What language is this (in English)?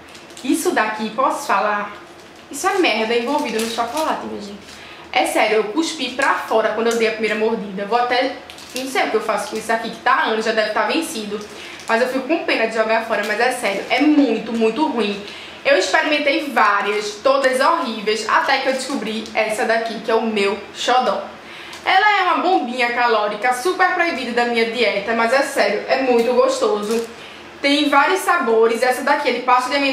Portuguese